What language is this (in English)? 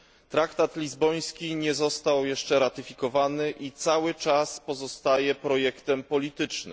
Polish